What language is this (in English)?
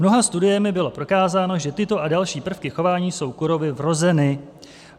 Czech